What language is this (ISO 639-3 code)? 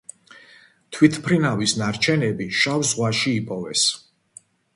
kat